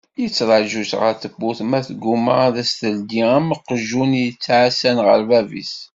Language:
Kabyle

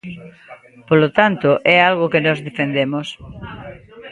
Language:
Galician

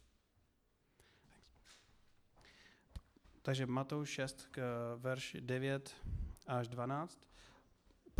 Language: Czech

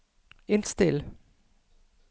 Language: Danish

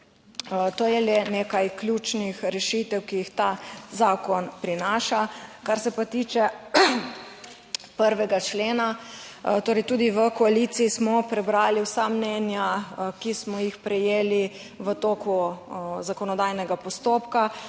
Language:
Slovenian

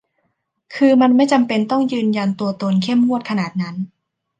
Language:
Thai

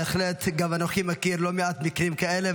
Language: Hebrew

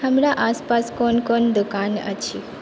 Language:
Maithili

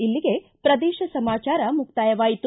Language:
Kannada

